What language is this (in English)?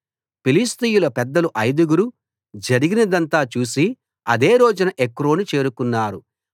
Telugu